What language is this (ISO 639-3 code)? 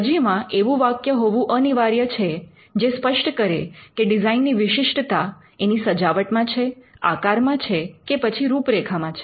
guj